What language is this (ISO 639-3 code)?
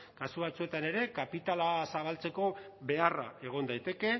eus